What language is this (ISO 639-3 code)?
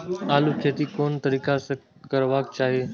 mai